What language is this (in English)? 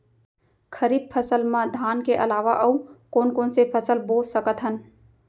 Chhattisgarhi